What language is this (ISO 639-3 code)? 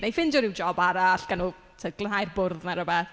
cym